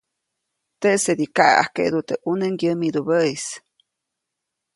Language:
Copainalá Zoque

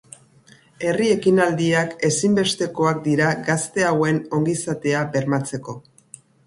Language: Basque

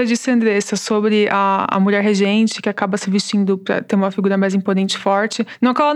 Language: Portuguese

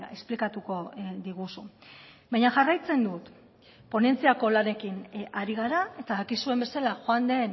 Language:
Basque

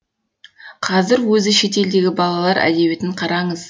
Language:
Kazakh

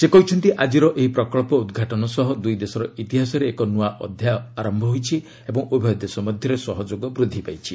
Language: Odia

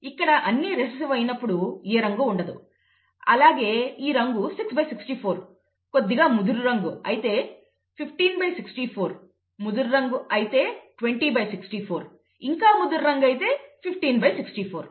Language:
Telugu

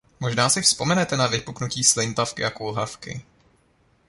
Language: Czech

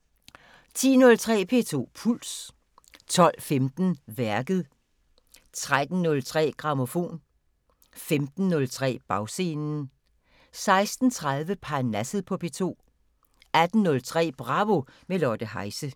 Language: Danish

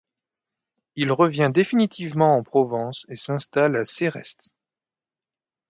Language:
French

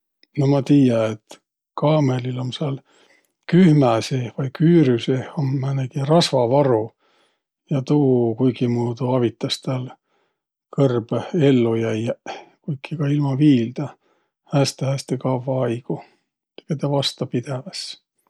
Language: Võro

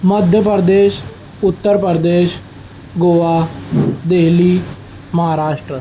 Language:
Urdu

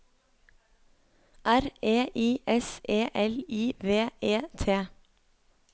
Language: Norwegian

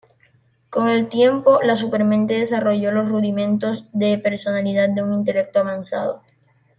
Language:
Spanish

